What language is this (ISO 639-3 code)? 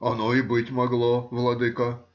rus